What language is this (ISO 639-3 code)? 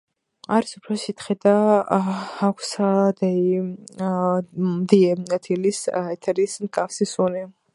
kat